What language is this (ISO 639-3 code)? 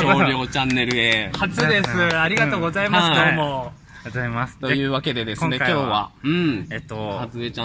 jpn